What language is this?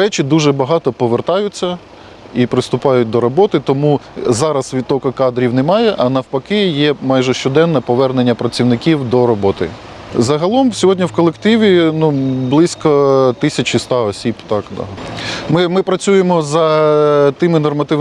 Ukrainian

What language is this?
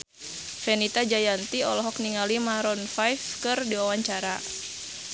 Sundanese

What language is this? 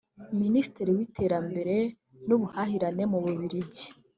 Kinyarwanda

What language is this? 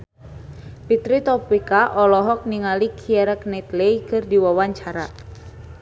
Sundanese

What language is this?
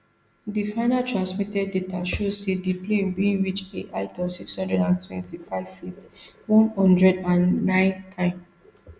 Nigerian Pidgin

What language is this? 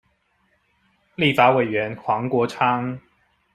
Chinese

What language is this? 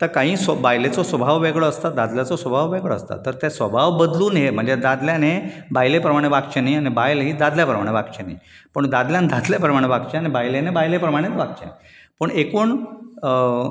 Konkani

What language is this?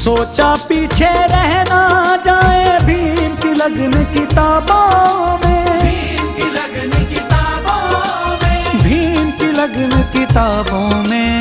Hindi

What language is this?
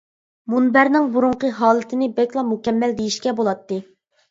Uyghur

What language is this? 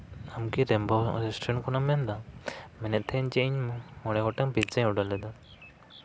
Santali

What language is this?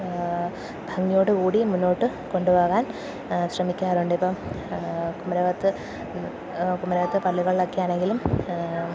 Malayalam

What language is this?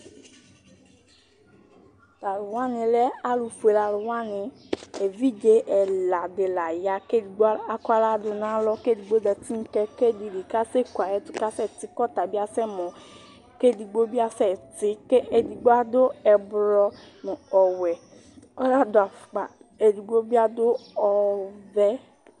Ikposo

